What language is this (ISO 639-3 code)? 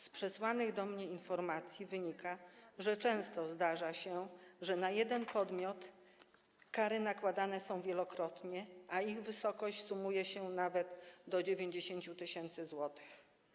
pol